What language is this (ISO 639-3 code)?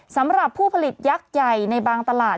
tha